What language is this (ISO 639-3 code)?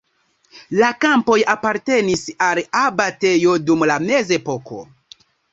epo